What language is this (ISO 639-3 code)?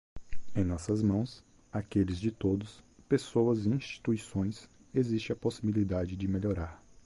por